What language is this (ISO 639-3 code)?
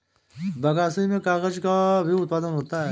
hin